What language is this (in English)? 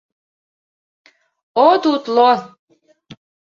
Mari